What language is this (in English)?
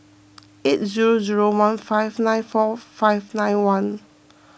English